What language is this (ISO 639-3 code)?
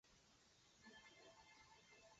zho